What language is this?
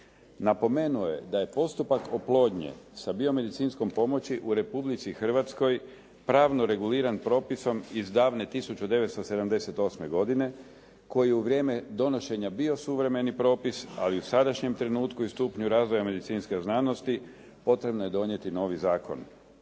Croatian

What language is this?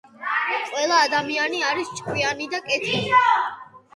Georgian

